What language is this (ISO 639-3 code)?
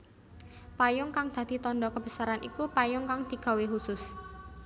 jav